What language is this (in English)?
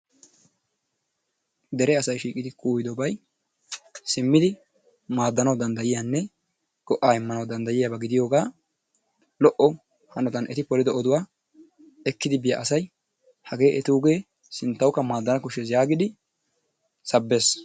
Wolaytta